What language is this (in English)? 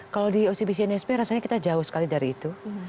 Indonesian